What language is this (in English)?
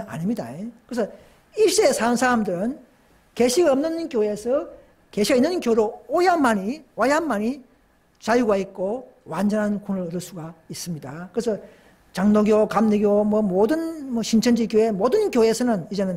Korean